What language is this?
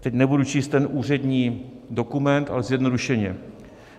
Czech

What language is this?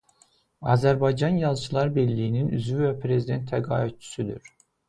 Azerbaijani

